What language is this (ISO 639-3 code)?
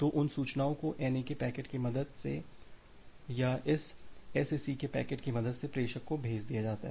hin